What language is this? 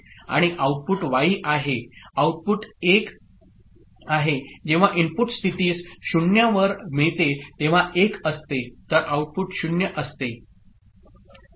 Marathi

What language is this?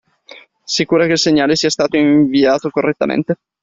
Italian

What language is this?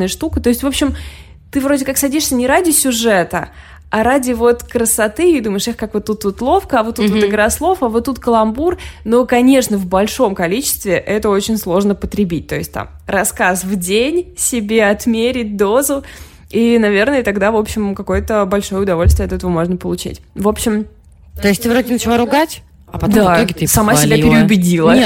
Russian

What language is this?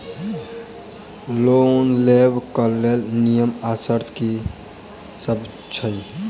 Maithili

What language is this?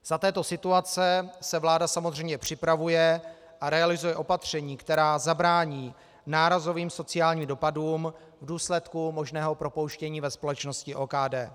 Czech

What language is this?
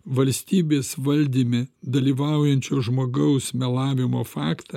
Lithuanian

